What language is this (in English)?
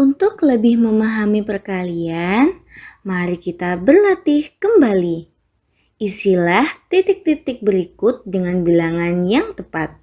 Indonesian